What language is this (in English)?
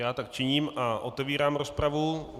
Czech